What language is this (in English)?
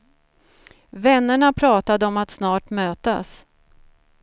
Swedish